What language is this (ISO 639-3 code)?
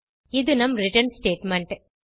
tam